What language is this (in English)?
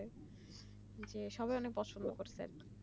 Bangla